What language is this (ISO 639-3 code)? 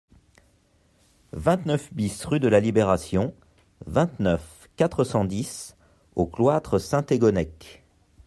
fra